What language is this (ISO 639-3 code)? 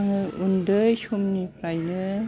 brx